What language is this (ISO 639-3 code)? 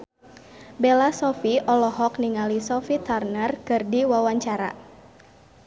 sun